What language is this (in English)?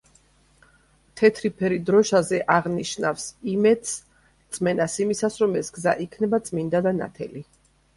Georgian